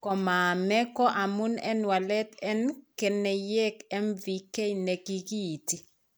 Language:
Kalenjin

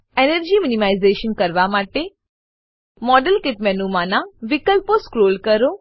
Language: Gujarati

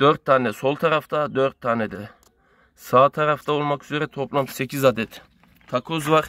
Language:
Turkish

